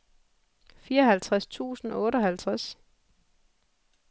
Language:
Danish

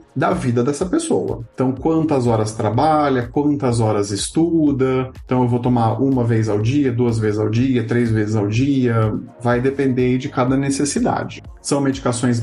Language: Portuguese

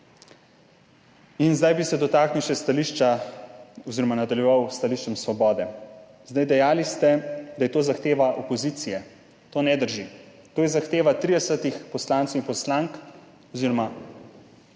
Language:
Slovenian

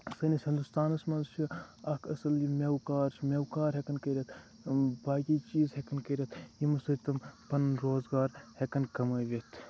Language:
Kashmiri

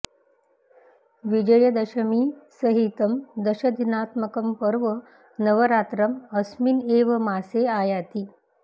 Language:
Sanskrit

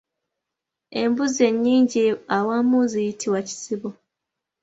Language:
Ganda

